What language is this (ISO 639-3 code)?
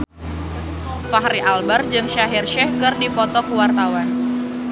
sun